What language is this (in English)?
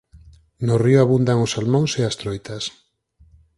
Galician